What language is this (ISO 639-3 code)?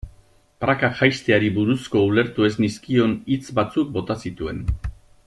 eus